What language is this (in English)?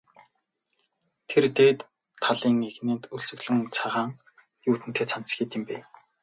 Mongolian